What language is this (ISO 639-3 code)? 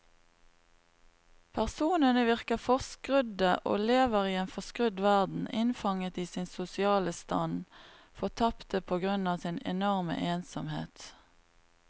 nor